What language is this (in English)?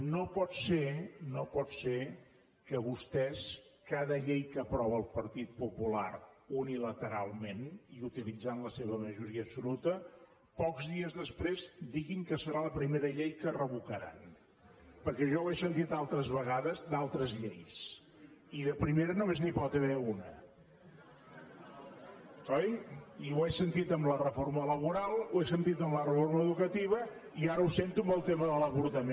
Catalan